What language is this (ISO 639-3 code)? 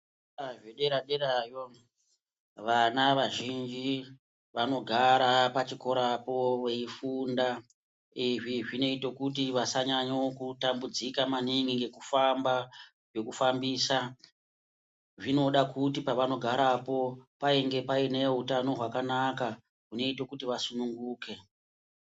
ndc